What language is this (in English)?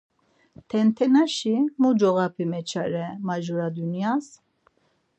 Laz